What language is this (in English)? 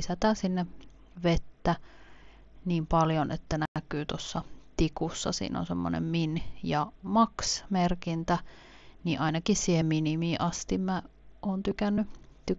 Finnish